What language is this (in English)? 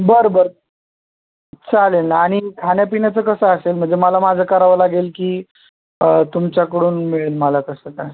Marathi